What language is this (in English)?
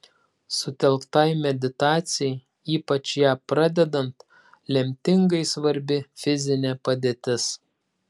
Lithuanian